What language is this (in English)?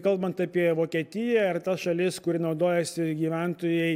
Lithuanian